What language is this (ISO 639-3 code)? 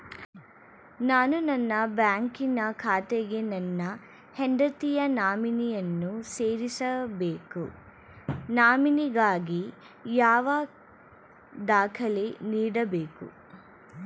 kan